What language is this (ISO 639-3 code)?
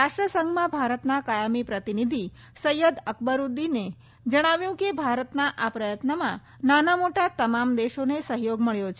guj